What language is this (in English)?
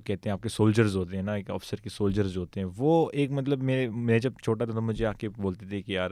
Urdu